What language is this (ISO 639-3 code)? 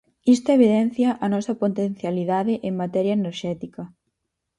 glg